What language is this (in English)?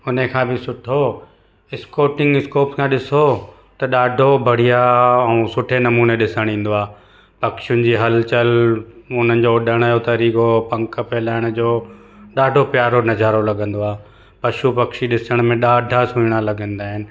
Sindhi